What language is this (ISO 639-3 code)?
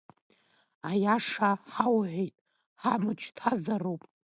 abk